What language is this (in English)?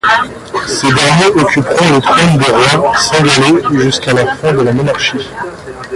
French